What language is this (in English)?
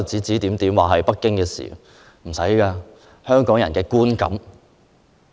Cantonese